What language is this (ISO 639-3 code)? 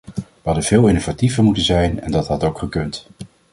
nld